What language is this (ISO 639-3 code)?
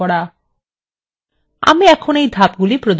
ben